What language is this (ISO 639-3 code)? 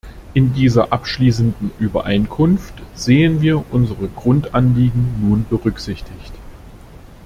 deu